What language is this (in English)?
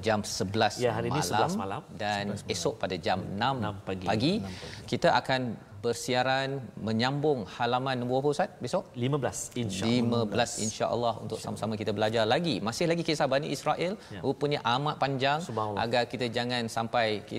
Malay